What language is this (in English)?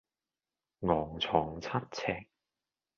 Cantonese